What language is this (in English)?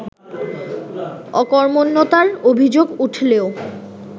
Bangla